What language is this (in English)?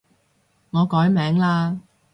Cantonese